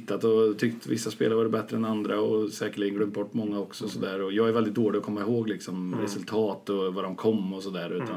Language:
Swedish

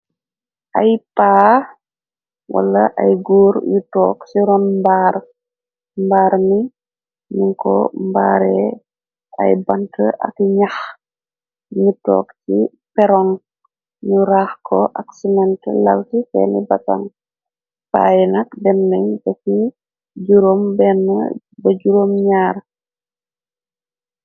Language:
Wolof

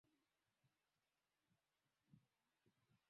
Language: Swahili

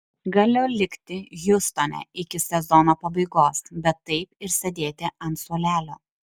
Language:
Lithuanian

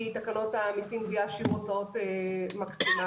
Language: Hebrew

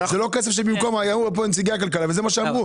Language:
Hebrew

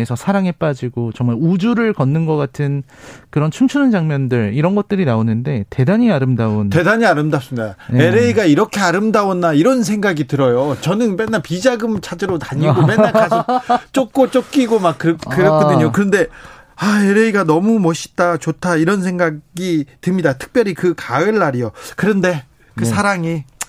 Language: Korean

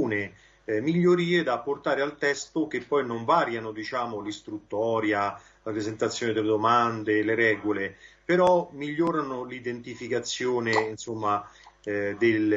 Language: Italian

